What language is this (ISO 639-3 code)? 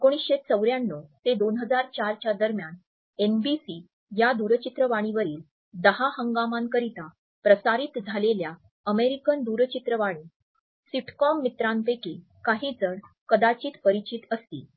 mar